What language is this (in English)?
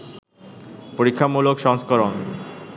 Bangla